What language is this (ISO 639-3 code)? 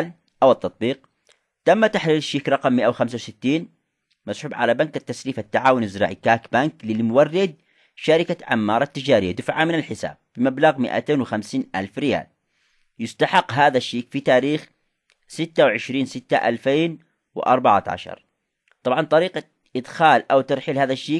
ara